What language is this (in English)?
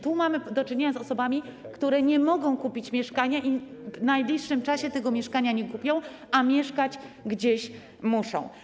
Polish